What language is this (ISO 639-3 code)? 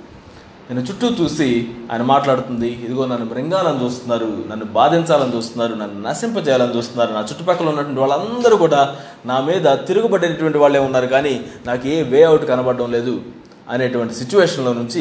tel